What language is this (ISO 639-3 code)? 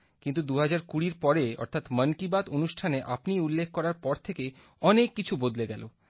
ben